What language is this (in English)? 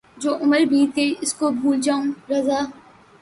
Urdu